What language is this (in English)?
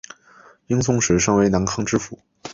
Chinese